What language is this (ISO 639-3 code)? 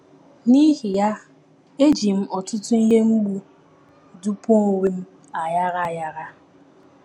ibo